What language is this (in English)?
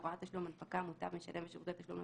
Hebrew